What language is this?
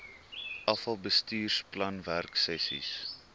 Afrikaans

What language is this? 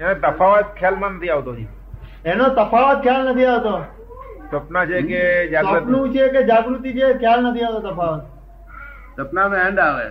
Gujarati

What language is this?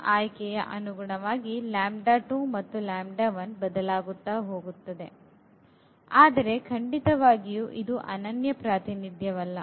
Kannada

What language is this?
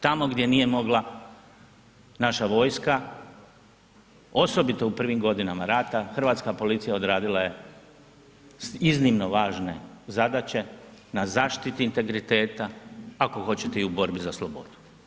Croatian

